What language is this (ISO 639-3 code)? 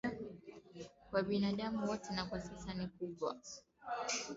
swa